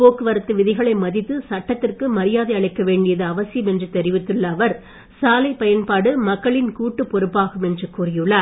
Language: Tamil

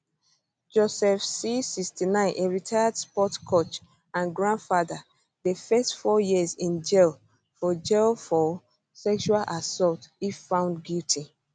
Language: Nigerian Pidgin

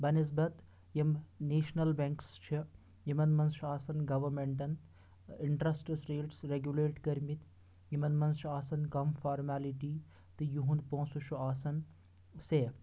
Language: Kashmiri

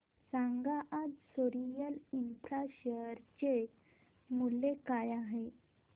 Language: Marathi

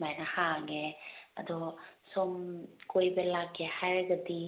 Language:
Manipuri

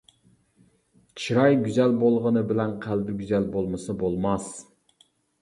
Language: Uyghur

